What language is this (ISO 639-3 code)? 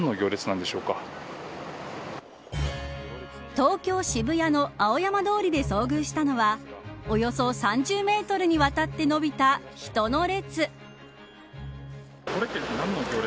jpn